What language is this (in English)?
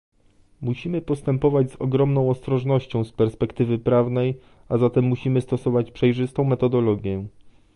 Polish